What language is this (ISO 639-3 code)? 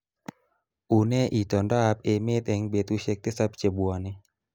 kln